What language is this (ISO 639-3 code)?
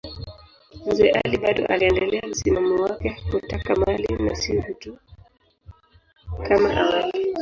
swa